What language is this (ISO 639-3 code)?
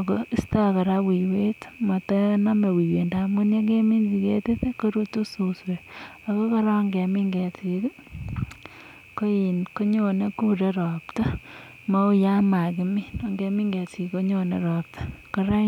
kln